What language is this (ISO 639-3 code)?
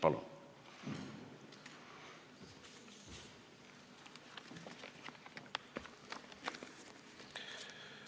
est